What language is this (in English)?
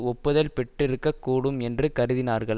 Tamil